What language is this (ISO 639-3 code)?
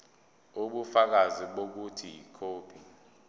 zul